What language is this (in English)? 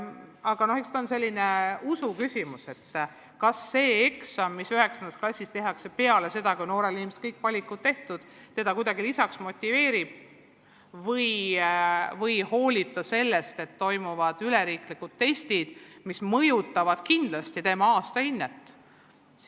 Estonian